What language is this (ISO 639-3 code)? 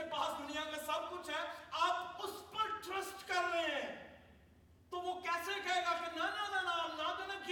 urd